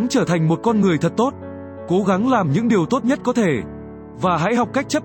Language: Vietnamese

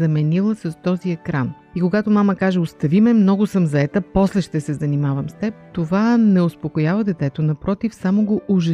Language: Bulgarian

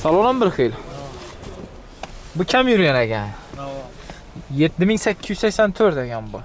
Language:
Turkish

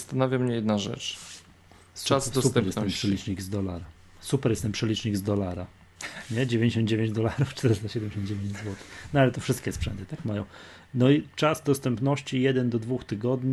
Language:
Polish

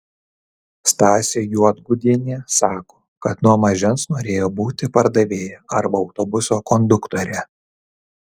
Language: Lithuanian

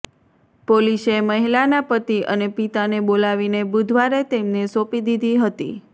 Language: Gujarati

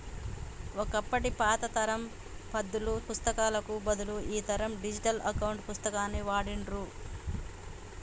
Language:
Telugu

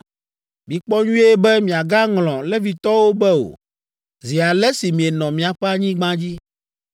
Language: Ewe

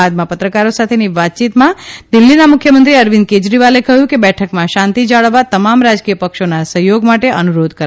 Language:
Gujarati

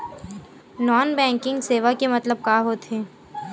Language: Chhattisgarhi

